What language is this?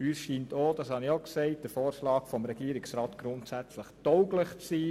Swiss German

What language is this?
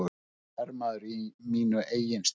Icelandic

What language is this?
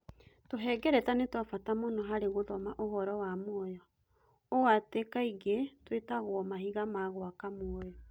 Kikuyu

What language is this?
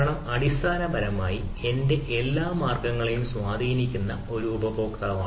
Malayalam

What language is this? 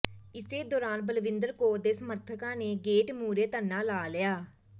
Punjabi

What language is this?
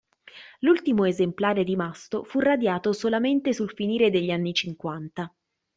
Italian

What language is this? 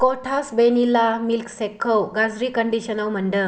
Bodo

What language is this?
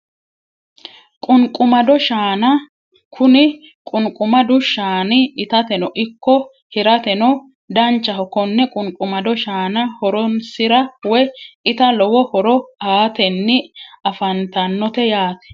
Sidamo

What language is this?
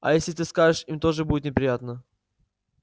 Russian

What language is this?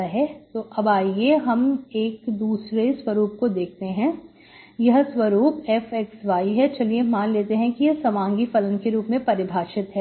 Hindi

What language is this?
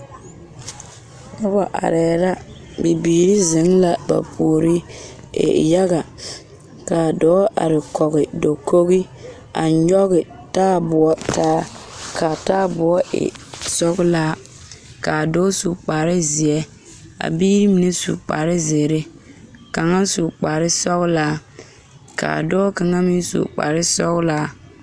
Southern Dagaare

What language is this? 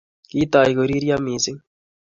Kalenjin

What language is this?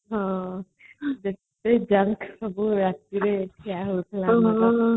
Odia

